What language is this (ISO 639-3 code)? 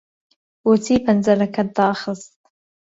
ckb